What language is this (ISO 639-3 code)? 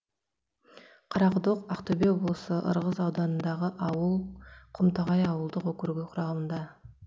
kaz